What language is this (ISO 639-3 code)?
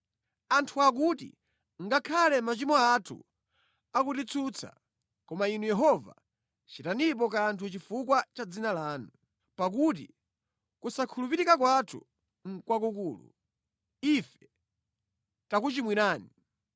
nya